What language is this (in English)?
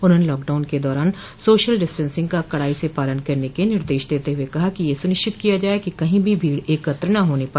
Hindi